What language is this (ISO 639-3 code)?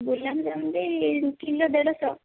ori